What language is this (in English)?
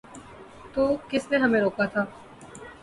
Urdu